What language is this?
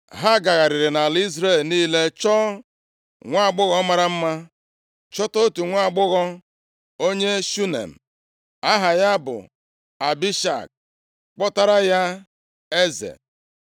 Igbo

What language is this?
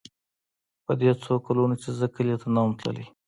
Pashto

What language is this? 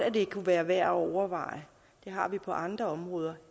Danish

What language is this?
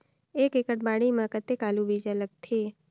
Chhattisgarhi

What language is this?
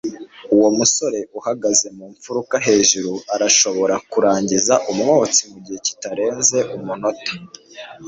Kinyarwanda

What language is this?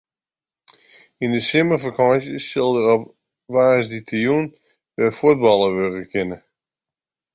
Western Frisian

